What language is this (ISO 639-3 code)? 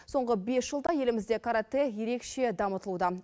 kaz